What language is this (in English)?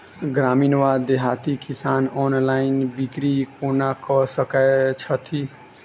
Maithili